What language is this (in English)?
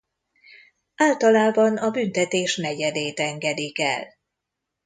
Hungarian